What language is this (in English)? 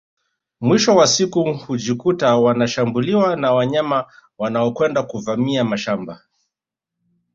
Swahili